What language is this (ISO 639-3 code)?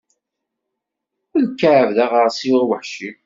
kab